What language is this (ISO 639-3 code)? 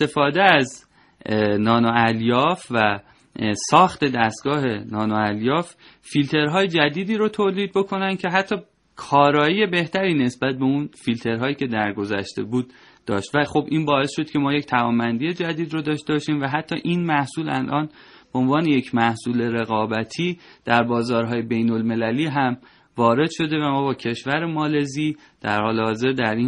fas